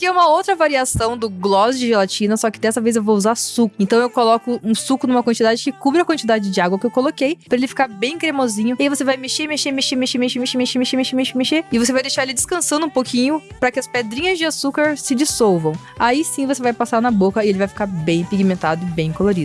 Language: Portuguese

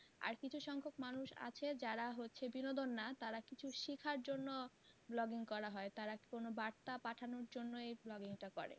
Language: Bangla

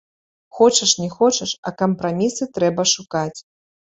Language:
Belarusian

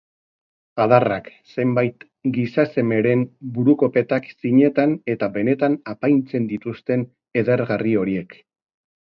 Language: Basque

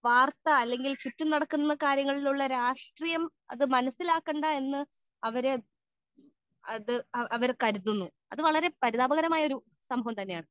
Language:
Malayalam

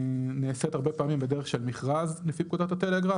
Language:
Hebrew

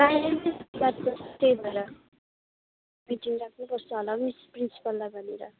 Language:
Nepali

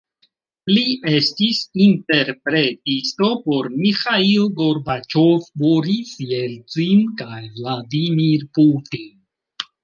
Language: Esperanto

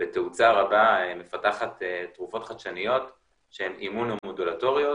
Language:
Hebrew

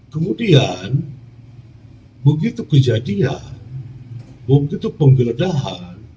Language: Indonesian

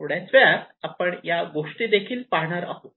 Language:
Marathi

